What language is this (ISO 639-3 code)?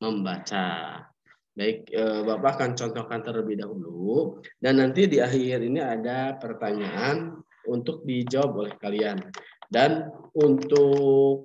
ind